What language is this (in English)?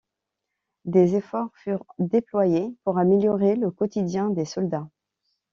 French